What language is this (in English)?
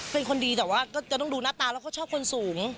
Thai